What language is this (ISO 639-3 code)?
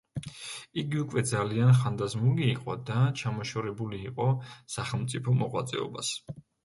kat